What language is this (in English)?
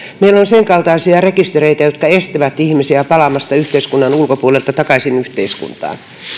Finnish